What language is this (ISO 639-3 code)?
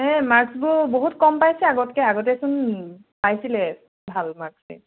asm